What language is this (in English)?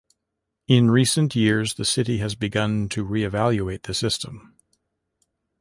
English